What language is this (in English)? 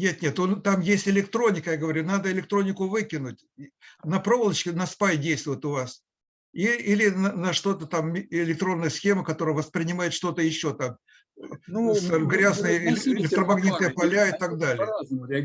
Russian